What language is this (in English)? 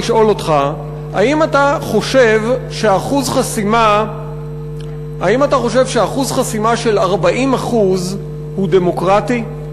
Hebrew